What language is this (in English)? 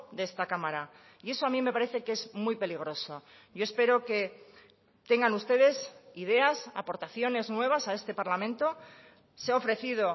Spanish